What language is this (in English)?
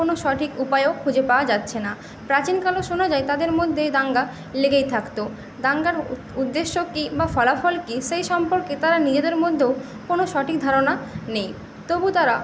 Bangla